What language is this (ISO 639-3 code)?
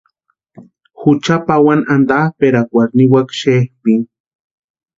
pua